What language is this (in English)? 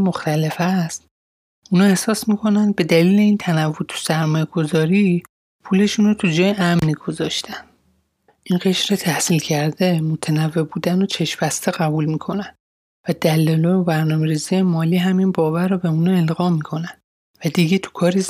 Persian